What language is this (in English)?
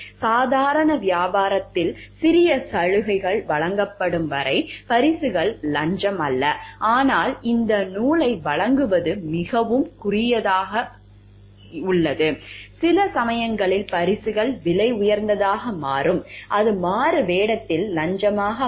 Tamil